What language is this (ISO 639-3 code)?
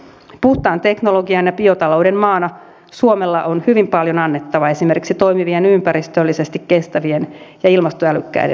fin